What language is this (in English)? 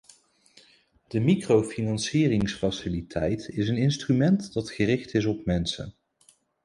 Dutch